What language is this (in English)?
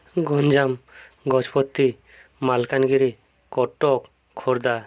Odia